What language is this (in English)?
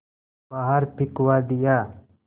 Hindi